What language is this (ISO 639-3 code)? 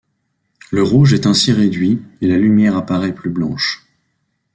fra